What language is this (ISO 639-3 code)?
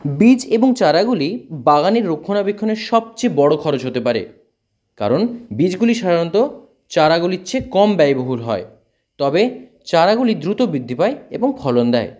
ben